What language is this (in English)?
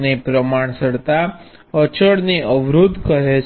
Gujarati